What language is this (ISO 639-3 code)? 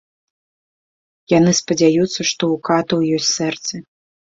bel